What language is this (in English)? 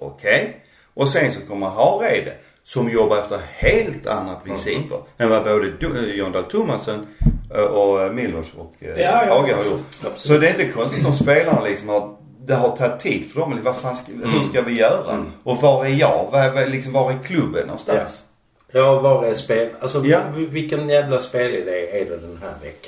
Swedish